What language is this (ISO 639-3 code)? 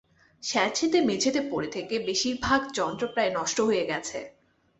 ben